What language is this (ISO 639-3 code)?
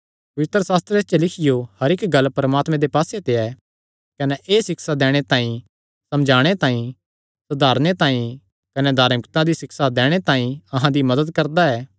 xnr